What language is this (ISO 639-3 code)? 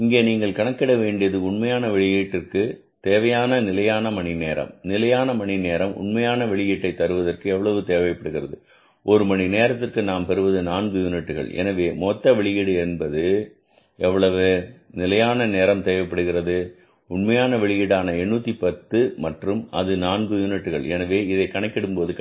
tam